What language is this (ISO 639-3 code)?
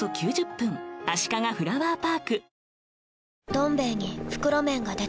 jpn